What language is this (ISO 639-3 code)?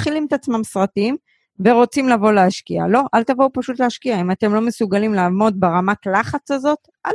heb